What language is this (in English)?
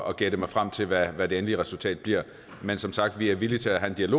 Danish